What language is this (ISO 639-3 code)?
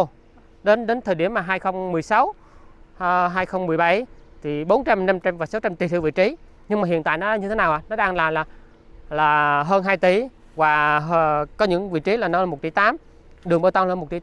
vie